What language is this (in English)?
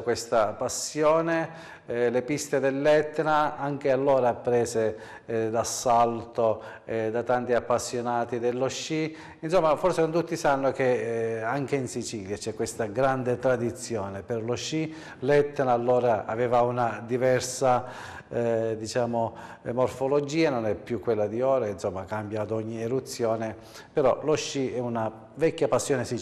Italian